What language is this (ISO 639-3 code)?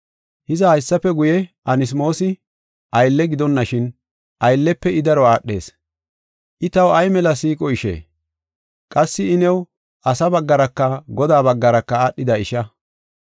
gof